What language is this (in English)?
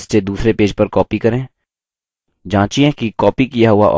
Hindi